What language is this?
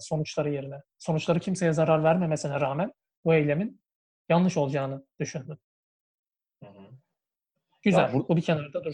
Turkish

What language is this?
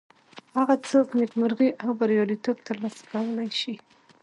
Pashto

